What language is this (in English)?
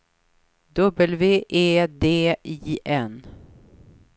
Swedish